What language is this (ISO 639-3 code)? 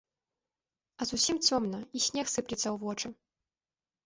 bel